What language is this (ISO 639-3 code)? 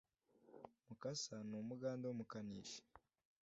kin